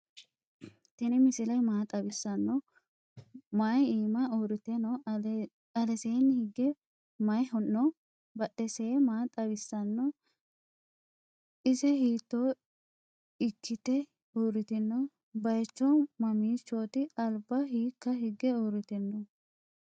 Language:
Sidamo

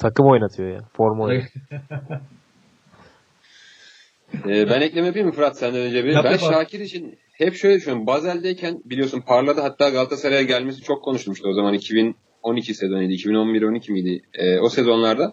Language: Turkish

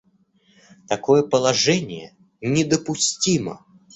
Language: Russian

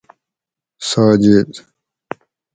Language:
Gawri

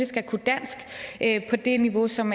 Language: Danish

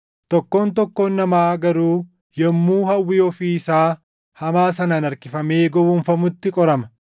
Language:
Oromo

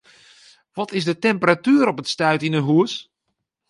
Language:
Western Frisian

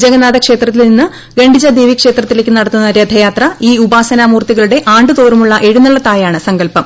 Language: Malayalam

